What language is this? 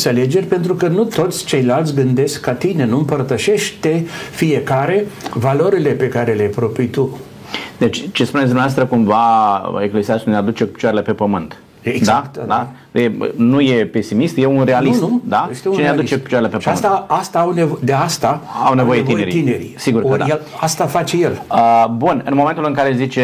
Romanian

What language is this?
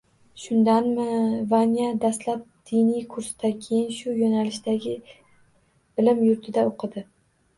Uzbek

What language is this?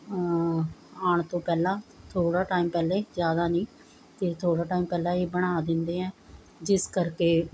Punjabi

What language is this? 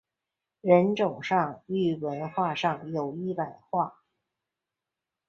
Chinese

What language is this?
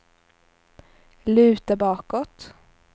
Swedish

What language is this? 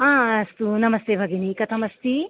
Sanskrit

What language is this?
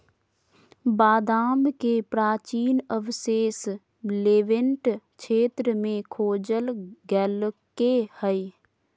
Magahi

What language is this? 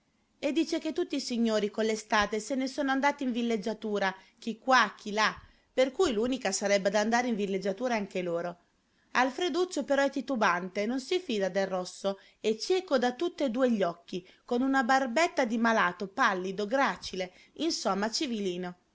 Italian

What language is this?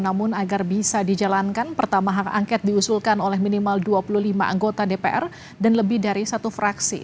Indonesian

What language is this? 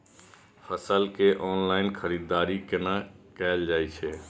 Maithili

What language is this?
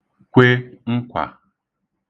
Igbo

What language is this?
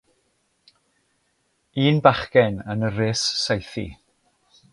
Welsh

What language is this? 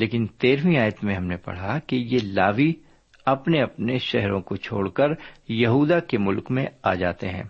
Urdu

